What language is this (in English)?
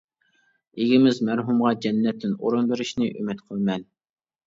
Uyghur